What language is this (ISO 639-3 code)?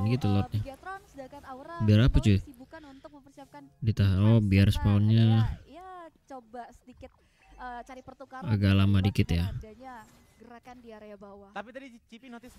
ind